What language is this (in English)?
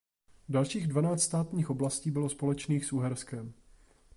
Czech